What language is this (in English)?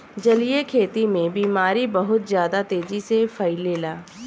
Bhojpuri